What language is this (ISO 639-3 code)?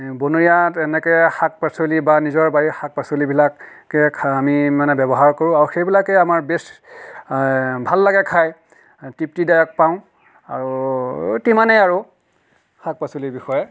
asm